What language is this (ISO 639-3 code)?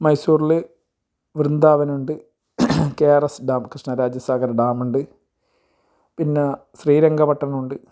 mal